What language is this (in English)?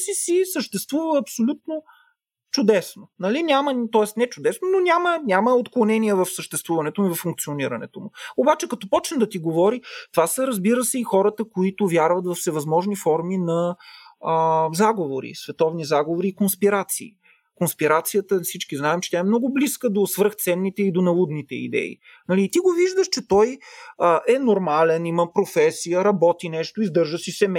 Bulgarian